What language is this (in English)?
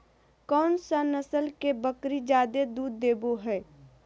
Magahi